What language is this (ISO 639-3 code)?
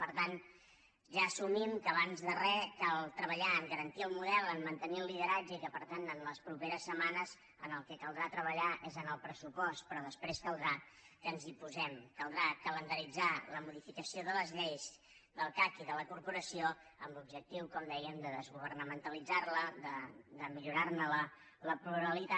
cat